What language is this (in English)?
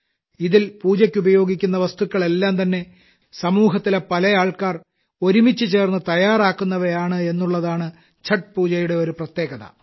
Malayalam